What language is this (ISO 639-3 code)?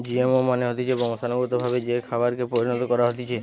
ben